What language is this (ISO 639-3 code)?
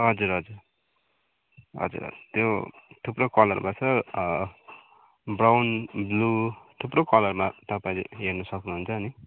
nep